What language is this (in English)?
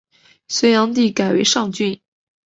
Chinese